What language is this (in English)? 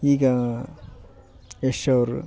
Kannada